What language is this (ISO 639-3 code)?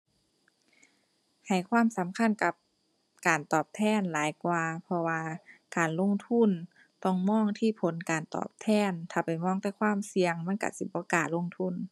tha